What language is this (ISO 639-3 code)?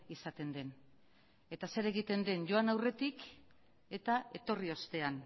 eus